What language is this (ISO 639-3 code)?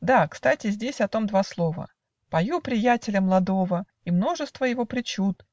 rus